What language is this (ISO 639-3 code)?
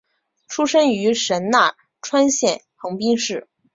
zho